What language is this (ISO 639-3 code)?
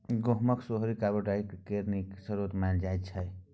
mai